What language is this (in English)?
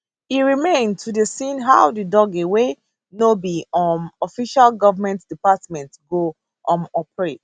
Nigerian Pidgin